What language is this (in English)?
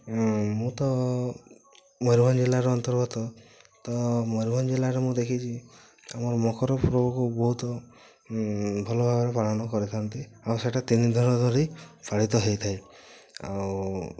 Odia